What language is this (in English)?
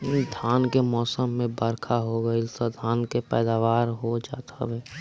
Bhojpuri